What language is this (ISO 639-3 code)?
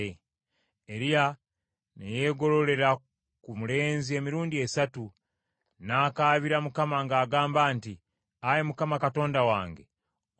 lug